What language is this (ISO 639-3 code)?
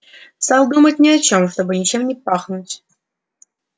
rus